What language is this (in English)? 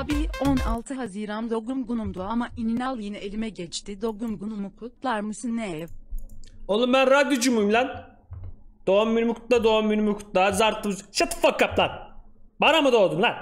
Turkish